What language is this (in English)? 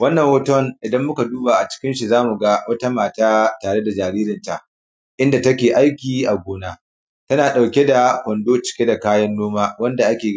Hausa